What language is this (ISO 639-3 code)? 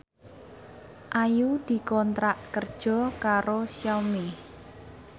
jav